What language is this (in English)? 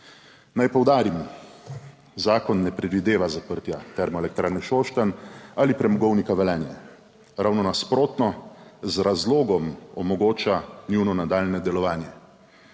Slovenian